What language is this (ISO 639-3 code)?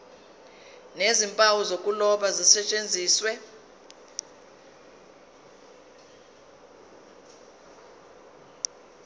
zul